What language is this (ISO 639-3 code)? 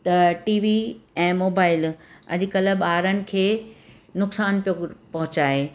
snd